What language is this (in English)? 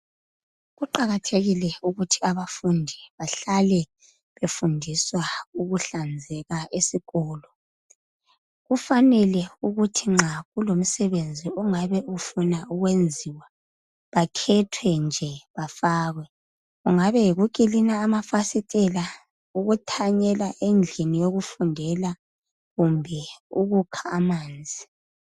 North Ndebele